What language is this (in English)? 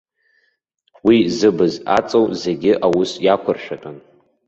Abkhazian